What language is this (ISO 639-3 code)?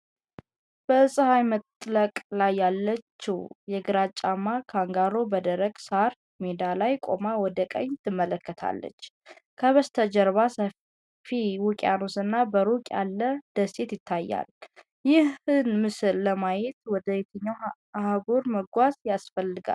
amh